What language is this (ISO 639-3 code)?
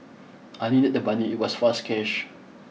eng